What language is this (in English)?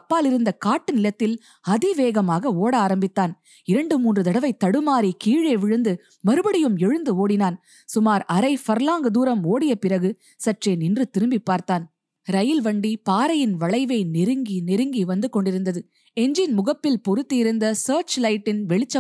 Tamil